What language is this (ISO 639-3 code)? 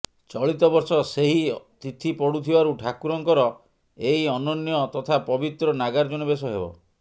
ori